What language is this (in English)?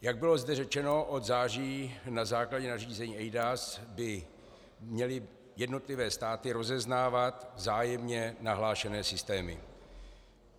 Czech